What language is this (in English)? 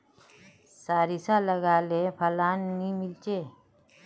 Magahi